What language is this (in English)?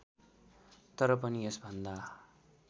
Nepali